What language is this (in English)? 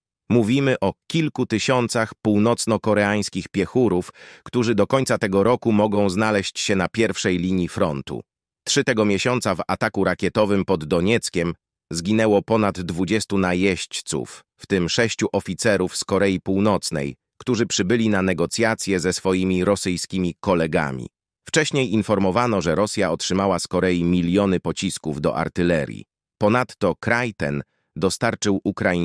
Polish